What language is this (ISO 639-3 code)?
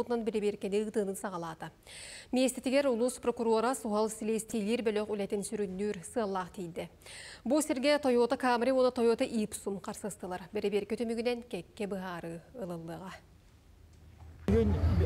tur